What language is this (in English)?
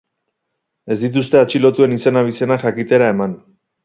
Basque